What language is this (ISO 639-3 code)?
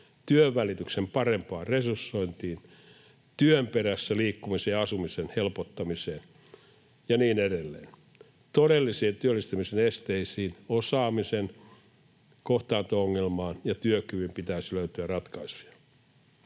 fin